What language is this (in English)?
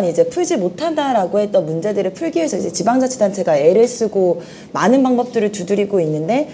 Korean